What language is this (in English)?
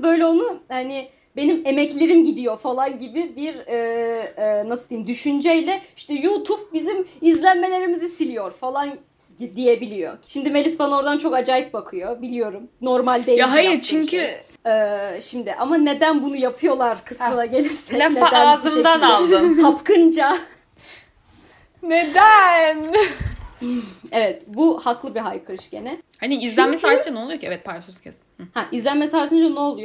Turkish